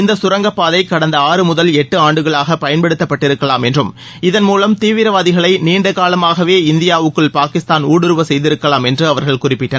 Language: Tamil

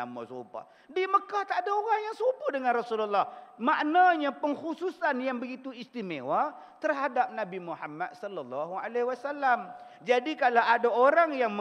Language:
Malay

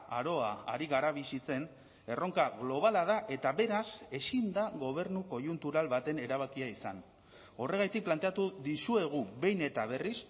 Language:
Basque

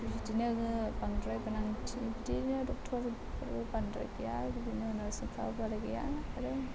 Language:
Bodo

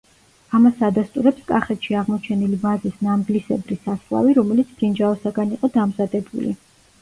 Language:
Georgian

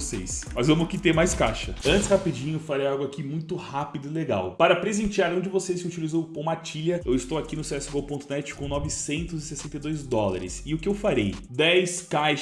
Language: Portuguese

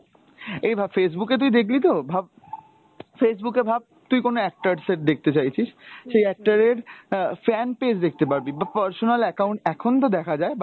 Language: Bangla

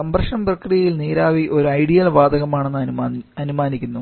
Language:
Malayalam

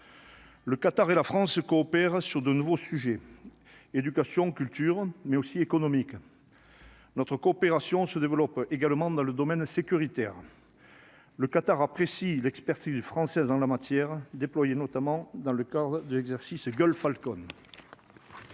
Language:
French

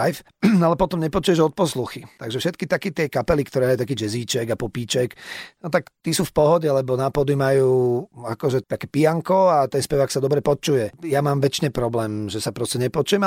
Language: Slovak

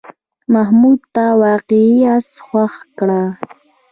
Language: Pashto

